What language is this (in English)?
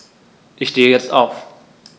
German